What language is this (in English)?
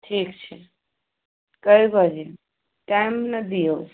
Maithili